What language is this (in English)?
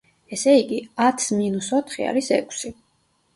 Georgian